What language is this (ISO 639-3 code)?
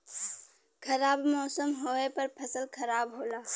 bho